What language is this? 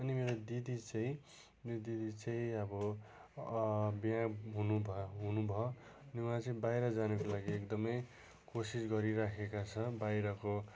Nepali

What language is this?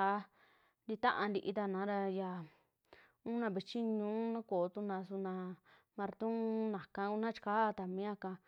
Western Juxtlahuaca Mixtec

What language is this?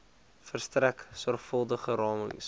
Afrikaans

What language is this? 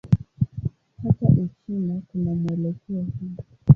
Swahili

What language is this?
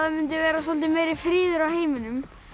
Icelandic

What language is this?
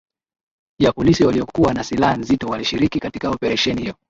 Swahili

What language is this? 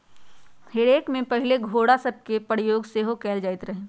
Magahi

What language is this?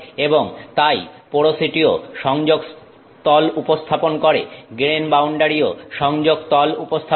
Bangla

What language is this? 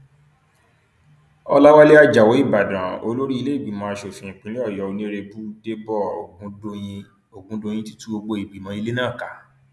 Yoruba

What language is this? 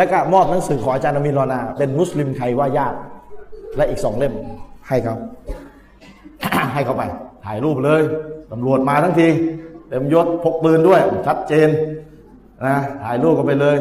Thai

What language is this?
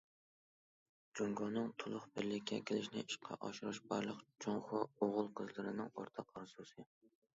Uyghur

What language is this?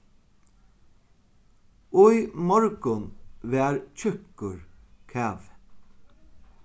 Faroese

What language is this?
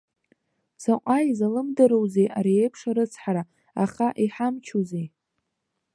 Abkhazian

